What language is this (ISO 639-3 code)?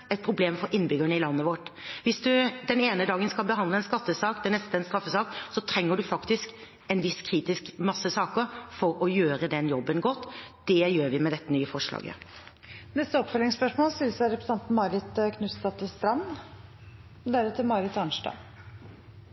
nor